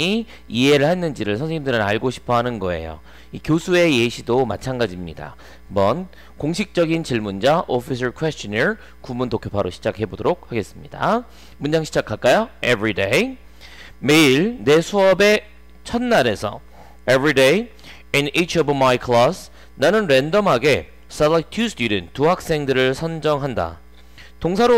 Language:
Korean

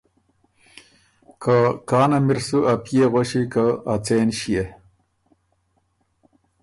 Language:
Ormuri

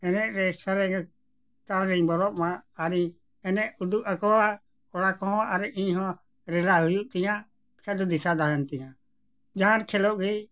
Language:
Santali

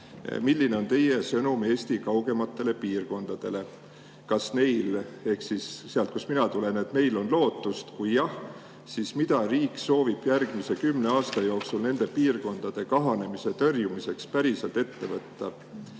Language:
Estonian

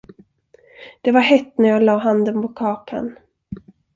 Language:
Swedish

